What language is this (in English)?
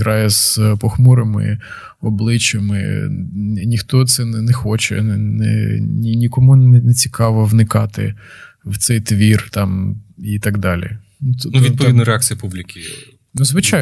Ukrainian